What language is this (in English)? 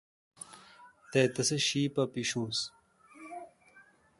Kalkoti